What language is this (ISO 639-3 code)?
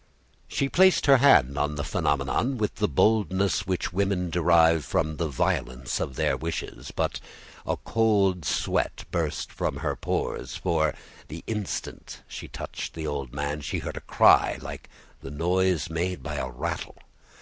eng